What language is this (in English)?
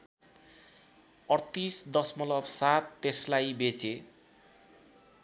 Nepali